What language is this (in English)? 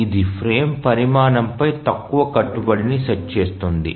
Telugu